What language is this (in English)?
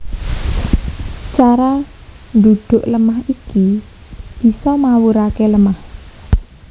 Javanese